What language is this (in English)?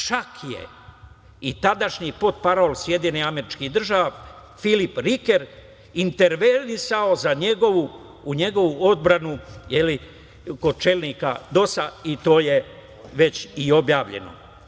Serbian